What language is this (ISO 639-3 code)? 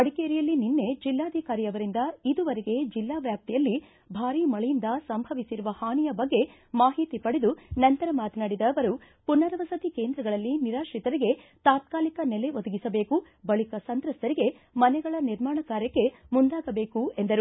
kan